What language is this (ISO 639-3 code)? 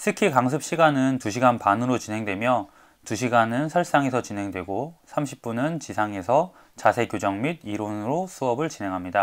kor